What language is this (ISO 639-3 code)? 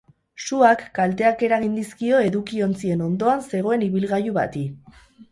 eus